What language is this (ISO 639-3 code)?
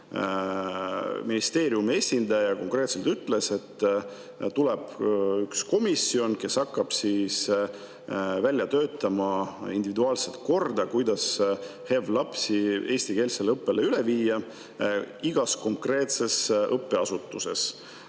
est